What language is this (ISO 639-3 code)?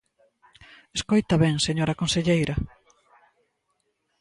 glg